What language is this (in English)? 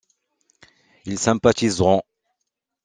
French